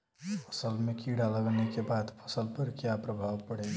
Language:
Bhojpuri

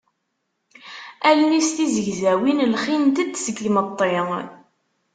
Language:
Kabyle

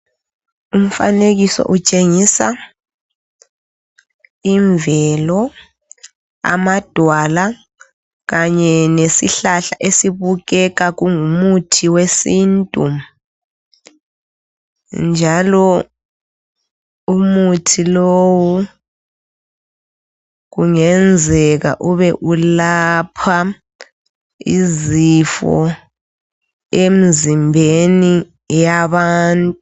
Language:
North Ndebele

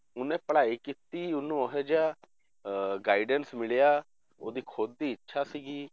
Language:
Punjabi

